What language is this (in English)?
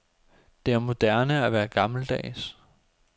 Danish